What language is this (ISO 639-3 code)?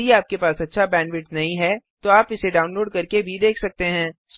hin